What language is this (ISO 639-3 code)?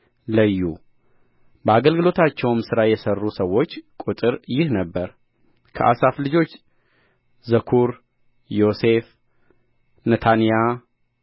amh